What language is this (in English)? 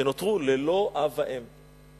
Hebrew